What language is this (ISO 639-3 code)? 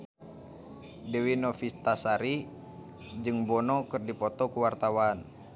sun